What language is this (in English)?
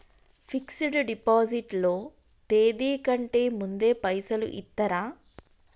Telugu